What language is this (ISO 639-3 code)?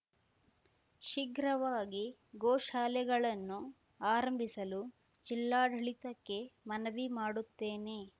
kan